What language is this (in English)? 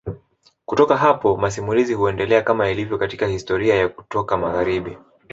Swahili